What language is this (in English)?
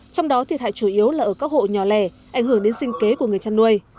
Vietnamese